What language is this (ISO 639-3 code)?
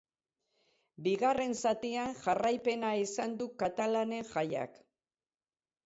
eus